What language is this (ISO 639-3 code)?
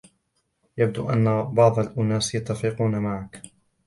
ara